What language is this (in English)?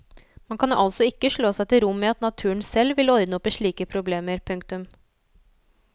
Norwegian